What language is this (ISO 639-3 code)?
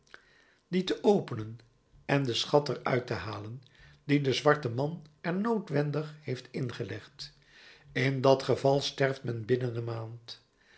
nld